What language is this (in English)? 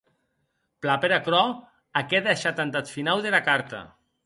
Occitan